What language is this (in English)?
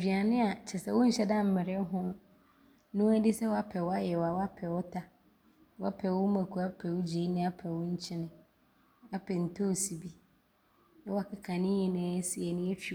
Abron